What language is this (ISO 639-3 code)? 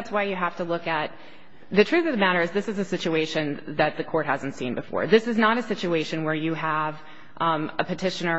eng